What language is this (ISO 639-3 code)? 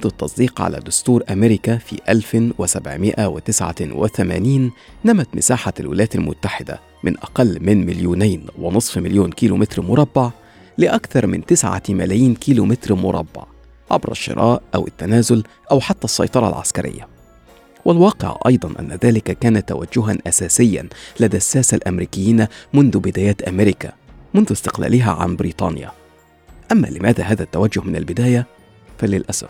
ara